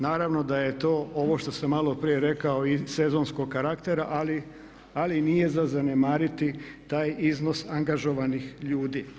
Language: Croatian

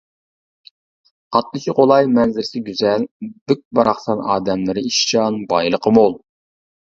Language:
Uyghur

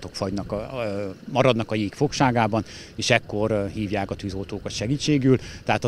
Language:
Hungarian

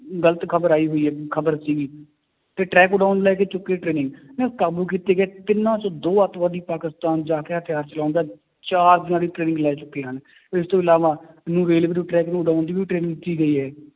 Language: Punjabi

